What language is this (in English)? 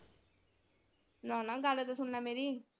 Punjabi